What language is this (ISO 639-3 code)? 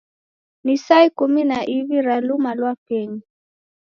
dav